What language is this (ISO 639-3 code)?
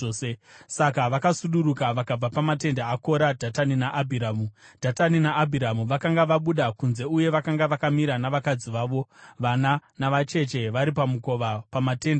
sna